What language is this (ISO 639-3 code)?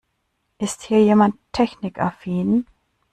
deu